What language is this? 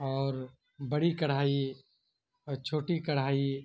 Urdu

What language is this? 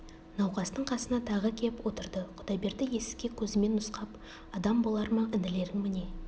Kazakh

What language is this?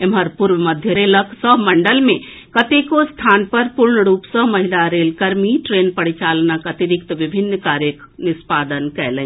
Maithili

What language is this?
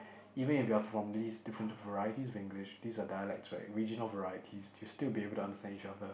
English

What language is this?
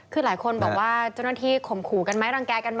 Thai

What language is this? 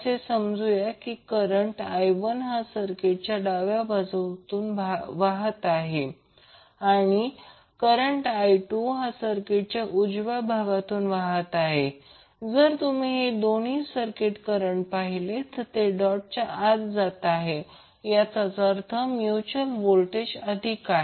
Marathi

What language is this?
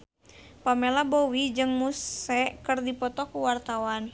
Sundanese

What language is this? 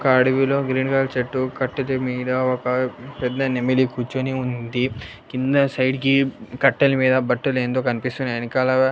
Telugu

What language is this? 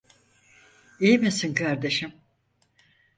Turkish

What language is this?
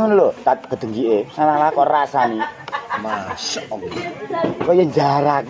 Indonesian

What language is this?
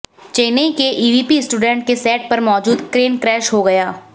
Hindi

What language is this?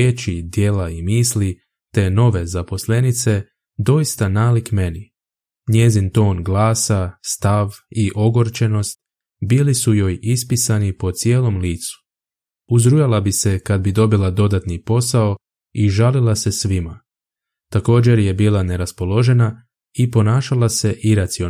Croatian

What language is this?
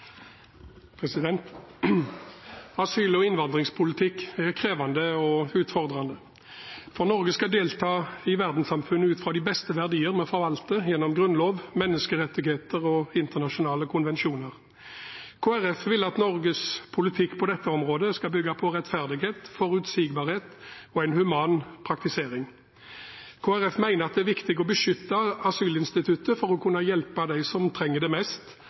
Norwegian Bokmål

